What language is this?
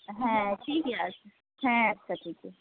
Santali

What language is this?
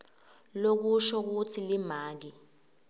Swati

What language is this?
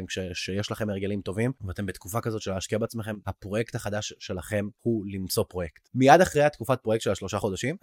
Hebrew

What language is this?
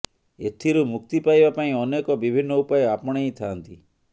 Odia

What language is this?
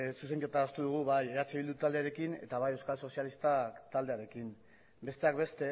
Basque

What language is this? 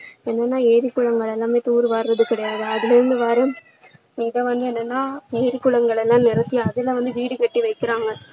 Tamil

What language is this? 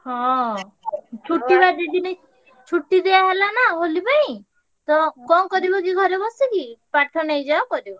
Odia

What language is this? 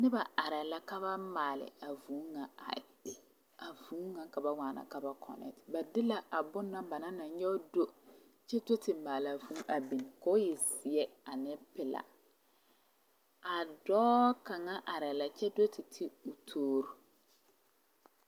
Southern Dagaare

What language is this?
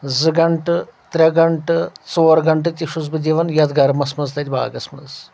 Kashmiri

